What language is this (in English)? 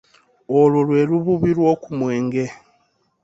Ganda